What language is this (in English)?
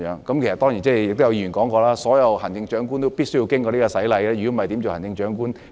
Cantonese